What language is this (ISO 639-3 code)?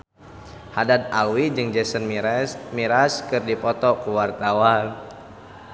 sun